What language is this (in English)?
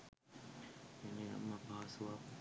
Sinhala